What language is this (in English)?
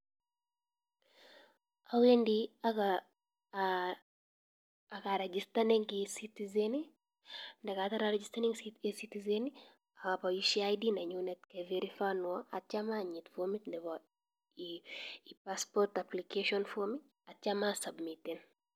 Kalenjin